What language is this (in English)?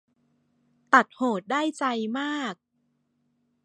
Thai